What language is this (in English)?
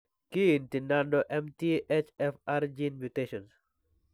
Kalenjin